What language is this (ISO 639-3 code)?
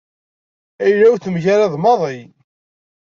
kab